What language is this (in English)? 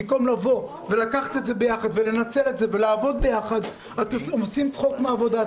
Hebrew